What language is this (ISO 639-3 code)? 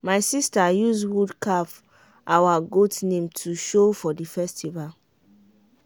pcm